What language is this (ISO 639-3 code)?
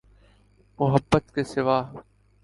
urd